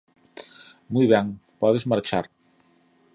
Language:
Galician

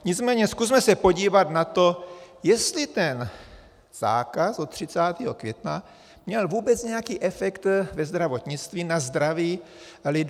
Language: Czech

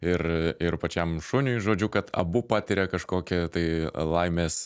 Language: Lithuanian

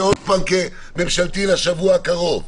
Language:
Hebrew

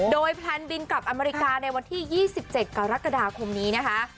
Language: Thai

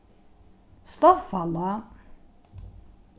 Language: Faroese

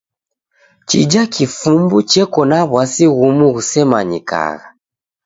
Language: Taita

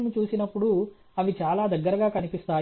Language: Telugu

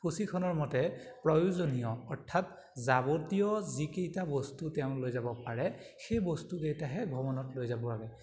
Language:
Assamese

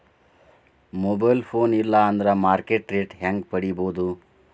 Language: Kannada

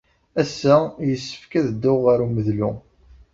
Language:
Kabyle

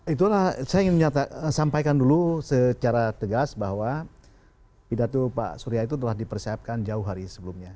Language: Indonesian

